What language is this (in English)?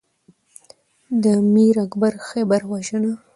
Pashto